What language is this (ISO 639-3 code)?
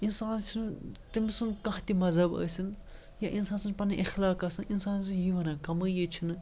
kas